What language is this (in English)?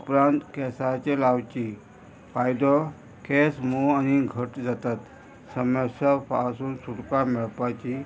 Konkani